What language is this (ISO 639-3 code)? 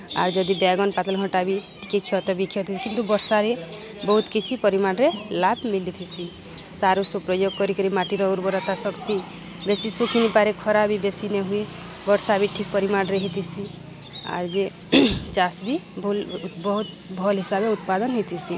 ori